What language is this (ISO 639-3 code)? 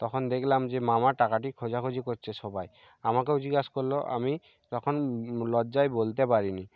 ben